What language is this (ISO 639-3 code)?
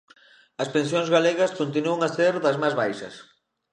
glg